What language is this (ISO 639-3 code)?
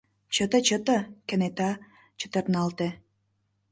chm